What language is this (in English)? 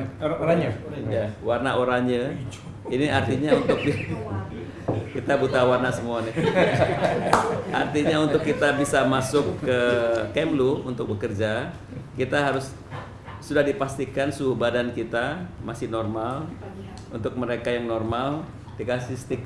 Indonesian